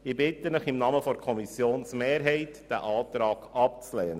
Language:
Swiss German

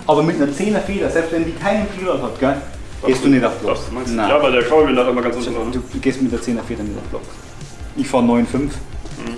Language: German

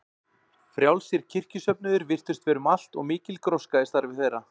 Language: Icelandic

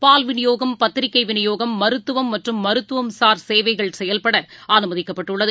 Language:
Tamil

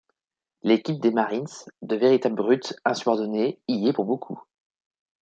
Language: French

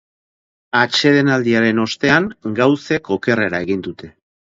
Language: Basque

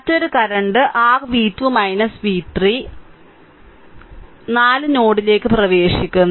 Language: Malayalam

